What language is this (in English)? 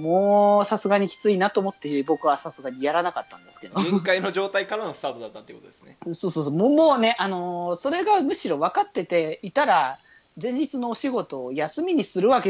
Japanese